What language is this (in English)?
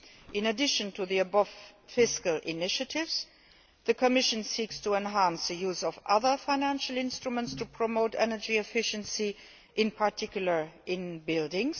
English